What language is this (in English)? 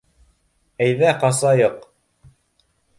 Bashkir